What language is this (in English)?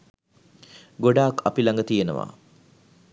Sinhala